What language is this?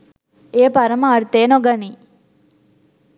Sinhala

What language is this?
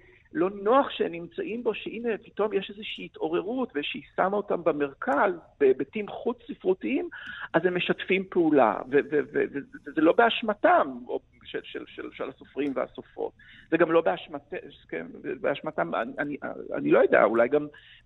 Hebrew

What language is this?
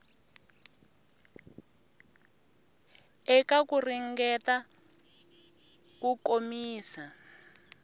Tsonga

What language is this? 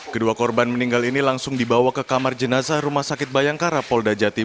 Indonesian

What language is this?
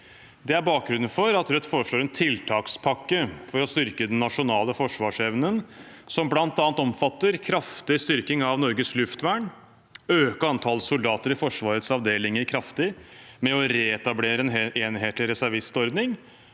Norwegian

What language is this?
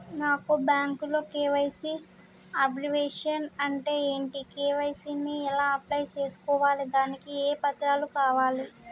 Telugu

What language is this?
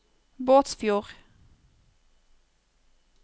Norwegian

